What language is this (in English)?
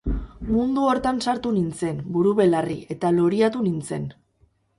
Basque